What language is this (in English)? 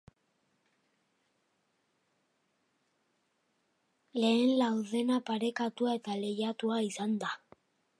Basque